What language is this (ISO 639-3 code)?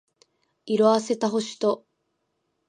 jpn